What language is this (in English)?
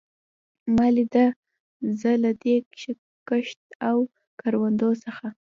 Pashto